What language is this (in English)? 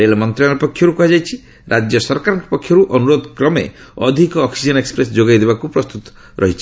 Odia